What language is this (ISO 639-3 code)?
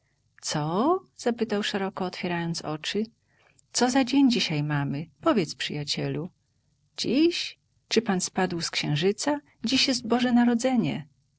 pol